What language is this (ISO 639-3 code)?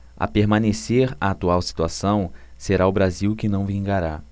por